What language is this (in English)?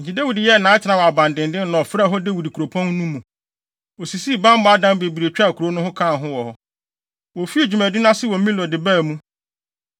Akan